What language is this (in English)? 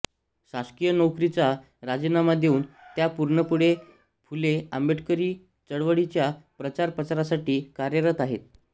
Marathi